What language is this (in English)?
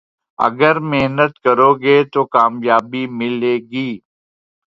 Urdu